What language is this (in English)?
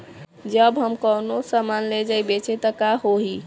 Bhojpuri